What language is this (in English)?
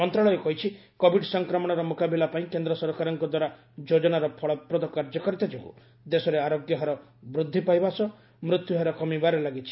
Odia